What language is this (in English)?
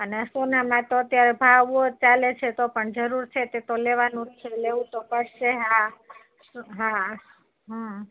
Gujarati